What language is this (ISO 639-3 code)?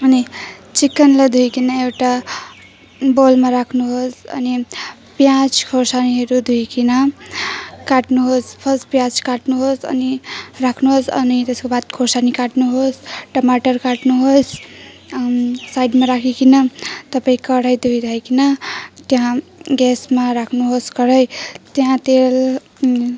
nep